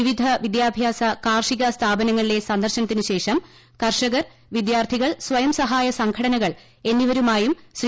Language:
Malayalam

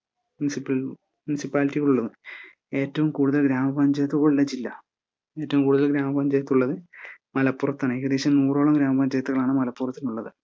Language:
Malayalam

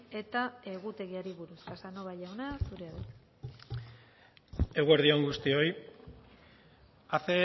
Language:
Basque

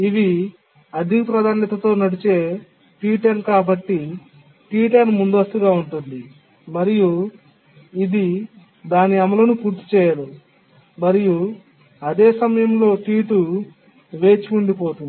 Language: Telugu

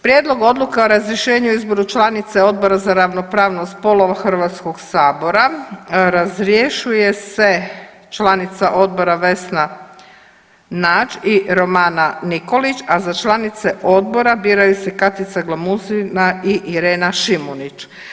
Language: Croatian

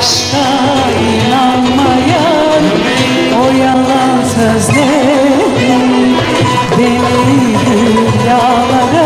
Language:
Turkish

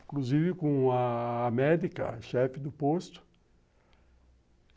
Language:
Portuguese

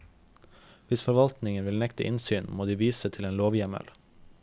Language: Norwegian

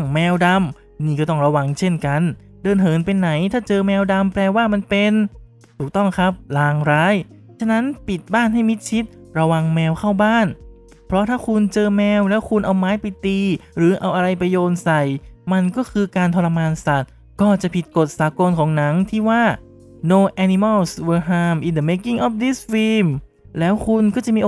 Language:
Thai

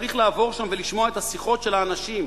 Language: Hebrew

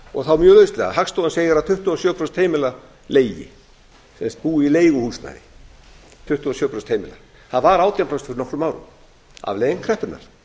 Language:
Icelandic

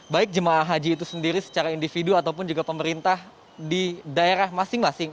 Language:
Indonesian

